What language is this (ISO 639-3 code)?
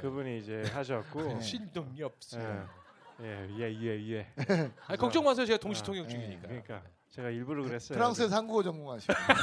kor